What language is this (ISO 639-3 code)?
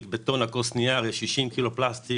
heb